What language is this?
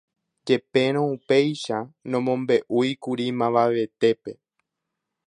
Guarani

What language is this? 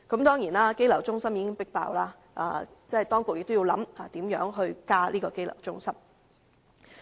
Cantonese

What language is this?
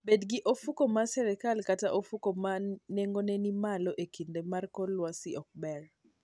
Luo (Kenya and Tanzania)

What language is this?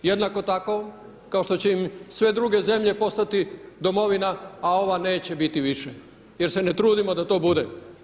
Croatian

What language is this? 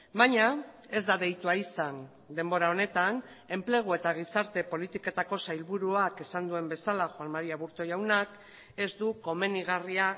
Basque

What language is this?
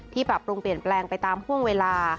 Thai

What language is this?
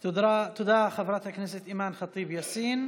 Hebrew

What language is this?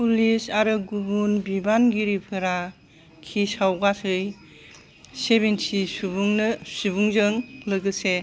Bodo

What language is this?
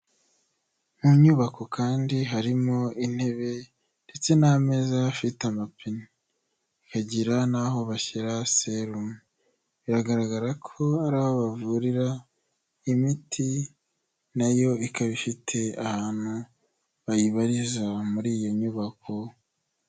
Kinyarwanda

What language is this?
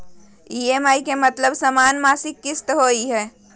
Magahi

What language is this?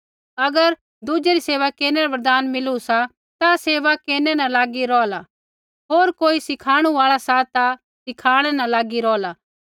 Kullu Pahari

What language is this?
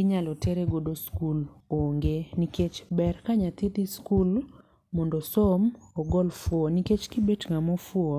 Luo (Kenya and Tanzania)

